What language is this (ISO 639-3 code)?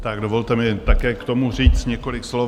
ces